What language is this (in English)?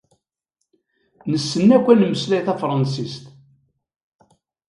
Kabyle